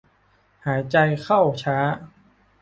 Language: Thai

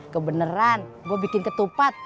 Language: Indonesian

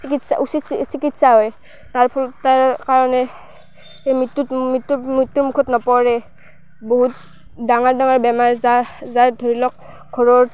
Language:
Assamese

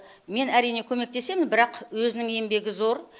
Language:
Kazakh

